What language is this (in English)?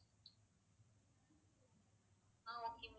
Tamil